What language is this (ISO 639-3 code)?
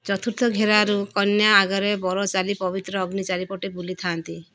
ori